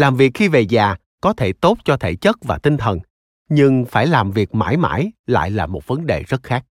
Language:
Vietnamese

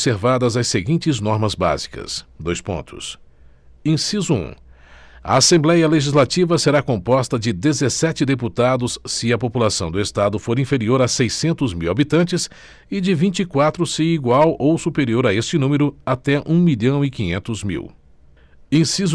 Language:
Portuguese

